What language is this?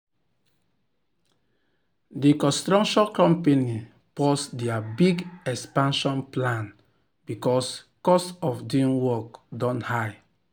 Nigerian Pidgin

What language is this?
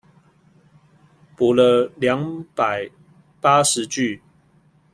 Chinese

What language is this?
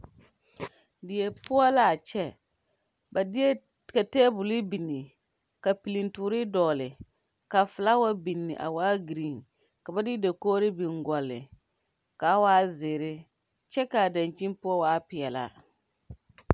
Southern Dagaare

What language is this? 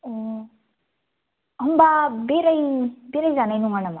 Bodo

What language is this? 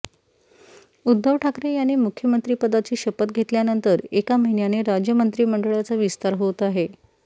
Marathi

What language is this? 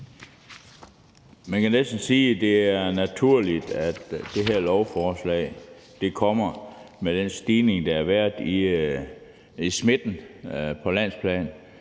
Danish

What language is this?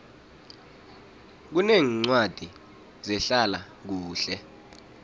South Ndebele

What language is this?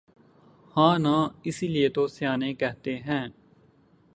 Urdu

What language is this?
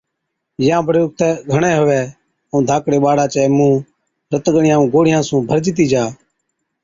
Od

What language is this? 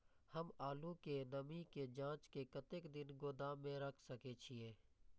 Maithili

